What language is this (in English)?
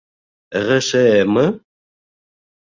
Bashkir